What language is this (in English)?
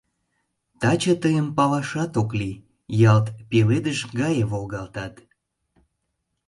Mari